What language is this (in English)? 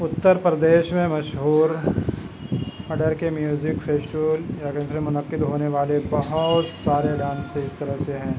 Urdu